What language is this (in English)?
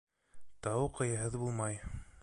Bashkir